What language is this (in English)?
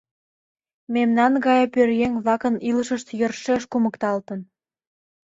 Mari